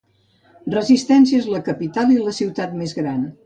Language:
Catalan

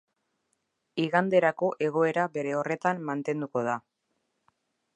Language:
Basque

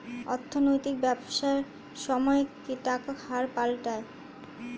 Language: Bangla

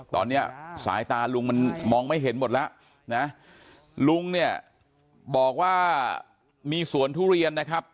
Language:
Thai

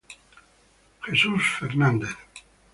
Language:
Italian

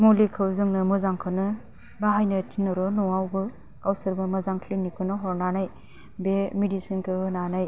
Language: Bodo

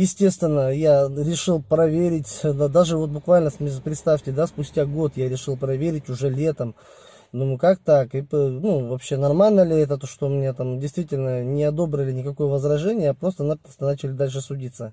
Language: Russian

